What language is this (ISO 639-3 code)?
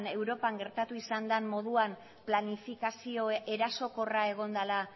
eus